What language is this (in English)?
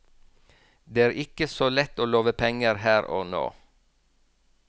Norwegian